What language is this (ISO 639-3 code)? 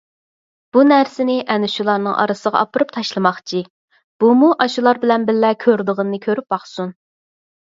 uig